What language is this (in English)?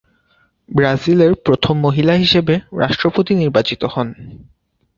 Bangla